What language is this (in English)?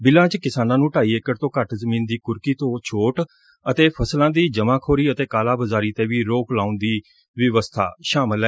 Punjabi